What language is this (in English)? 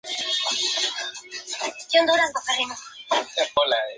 Spanish